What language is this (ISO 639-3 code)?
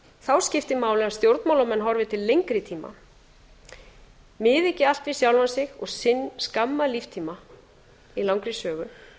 isl